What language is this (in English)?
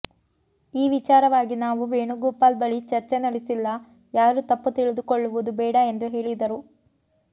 Kannada